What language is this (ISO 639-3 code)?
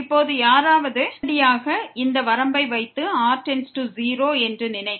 tam